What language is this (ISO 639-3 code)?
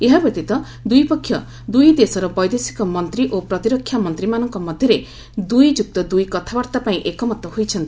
ori